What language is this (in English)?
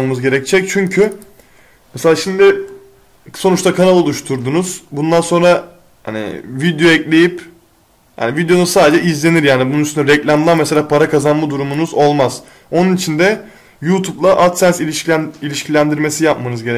Turkish